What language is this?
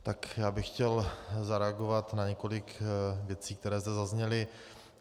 Czech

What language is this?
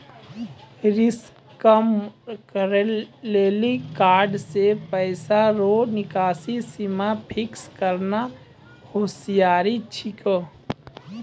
Maithili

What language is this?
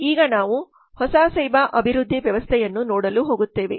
Kannada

